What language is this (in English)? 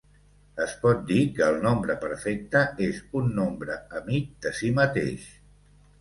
Catalan